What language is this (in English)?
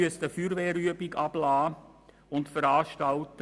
Swiss German